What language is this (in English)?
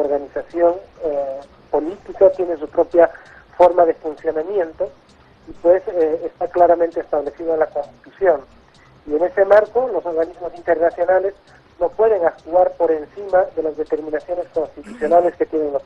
Spanish